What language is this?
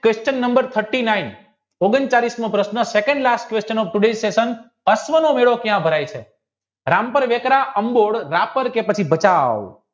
Gujarati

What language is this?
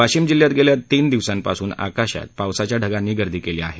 Marathi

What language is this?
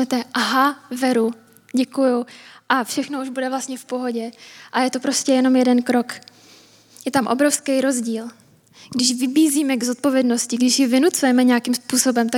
Czech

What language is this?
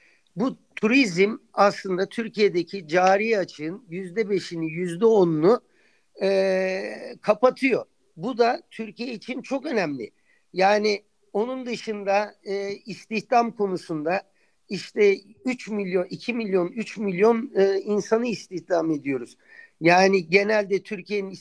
Turkish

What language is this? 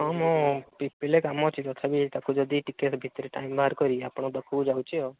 Odia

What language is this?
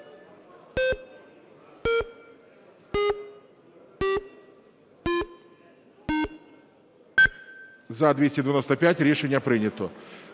Ukrainian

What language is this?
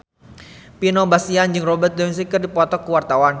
Sundanese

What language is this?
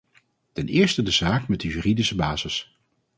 Dutch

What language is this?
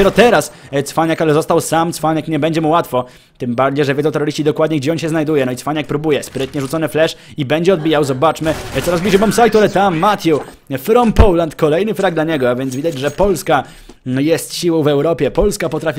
Polish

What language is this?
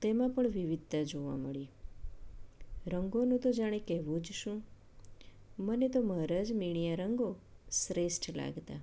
Gujarati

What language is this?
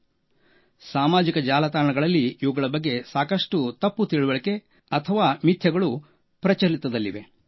Kannada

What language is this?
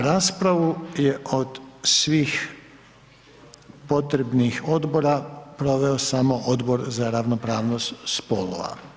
Croatian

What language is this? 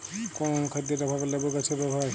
Bangla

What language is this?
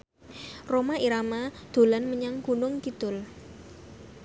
Javanese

